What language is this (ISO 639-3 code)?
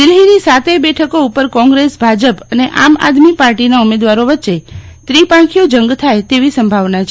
guj